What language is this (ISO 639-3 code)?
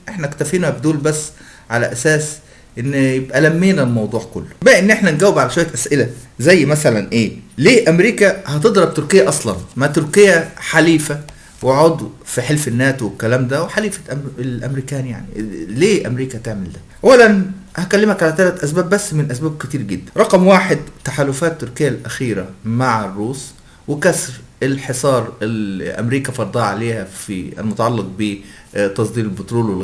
ara